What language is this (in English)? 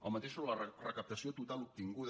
Catalan